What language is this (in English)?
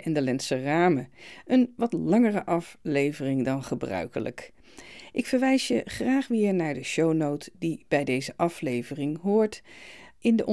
Dutch